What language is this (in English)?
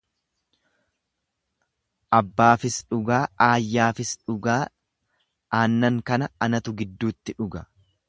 Oromo